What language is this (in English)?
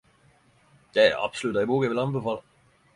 Norwegian Nynorsk